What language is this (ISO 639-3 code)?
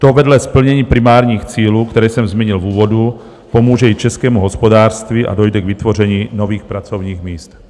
ces